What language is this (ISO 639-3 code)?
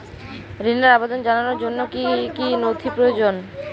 ben